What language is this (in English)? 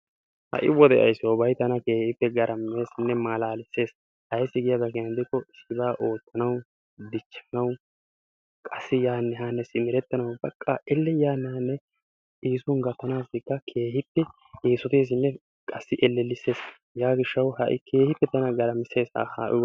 Wolaytta